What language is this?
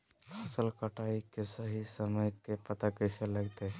Magahi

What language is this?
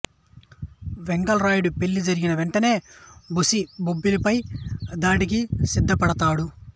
Telugu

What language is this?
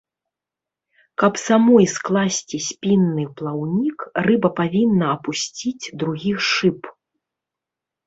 Belarusian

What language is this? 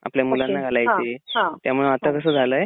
Marathi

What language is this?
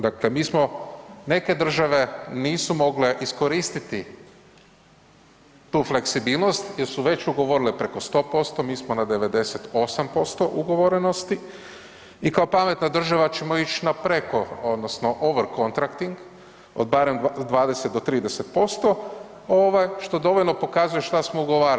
Croatian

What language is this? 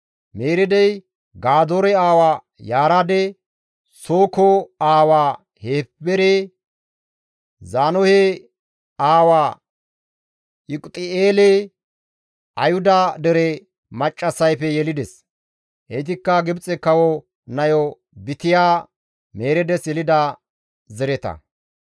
Gamo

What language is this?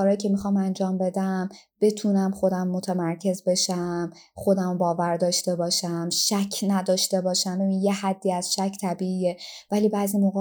Persian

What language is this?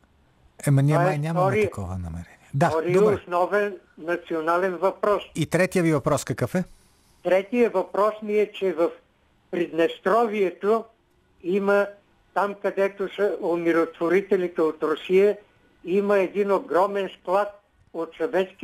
Bulgarian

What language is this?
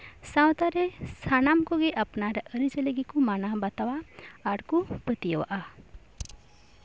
Santali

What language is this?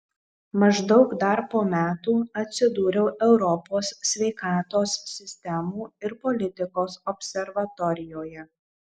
Lithuanian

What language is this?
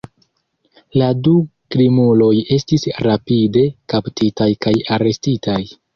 Esperanto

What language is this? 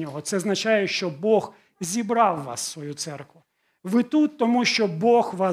Ukrainian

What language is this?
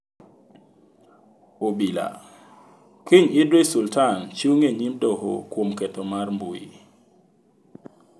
Luo (Kenya and Tanzania)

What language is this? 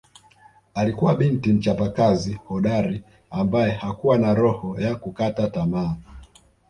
Swahili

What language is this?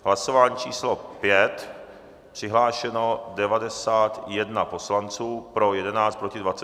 Czech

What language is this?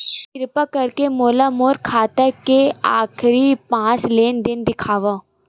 Chhattisgarhi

